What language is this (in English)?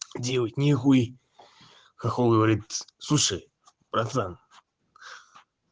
Russian